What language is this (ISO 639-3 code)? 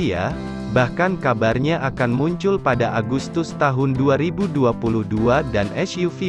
ind